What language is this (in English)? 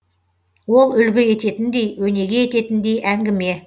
Kazakh